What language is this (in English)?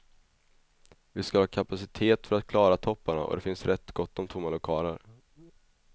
Swedish